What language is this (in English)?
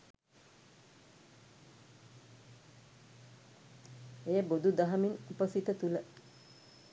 Sinhala